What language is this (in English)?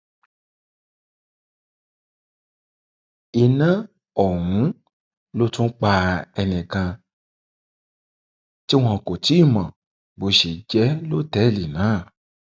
Yoruba